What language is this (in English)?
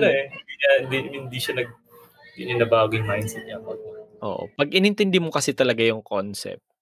Filipino